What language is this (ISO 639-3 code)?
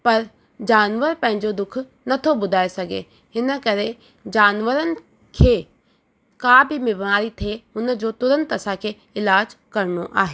snd